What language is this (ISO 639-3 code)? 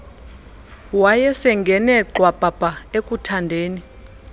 xho